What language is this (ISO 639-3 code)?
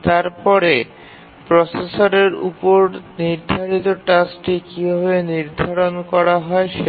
ben